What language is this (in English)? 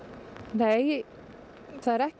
Icelandic